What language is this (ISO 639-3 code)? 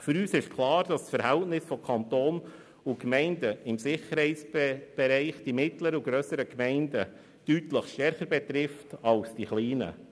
gsw